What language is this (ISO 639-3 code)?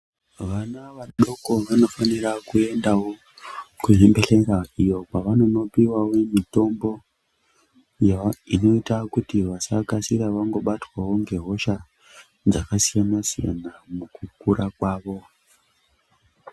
ndc